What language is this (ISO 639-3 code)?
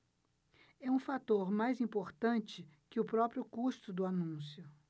por